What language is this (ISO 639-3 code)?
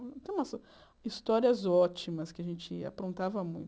por